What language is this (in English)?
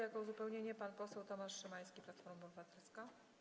Polish